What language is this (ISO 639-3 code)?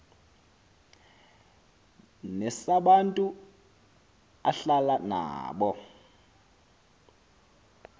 xho